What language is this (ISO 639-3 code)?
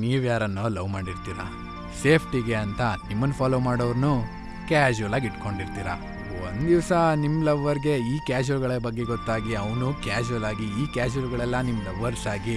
kan